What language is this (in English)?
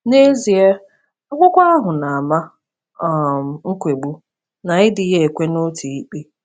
Igbo